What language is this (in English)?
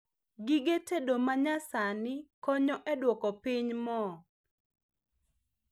Luo (Kenya and Tanzania)